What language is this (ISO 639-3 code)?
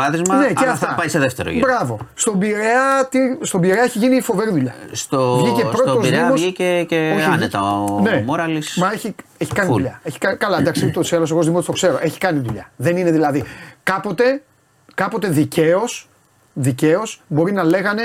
ell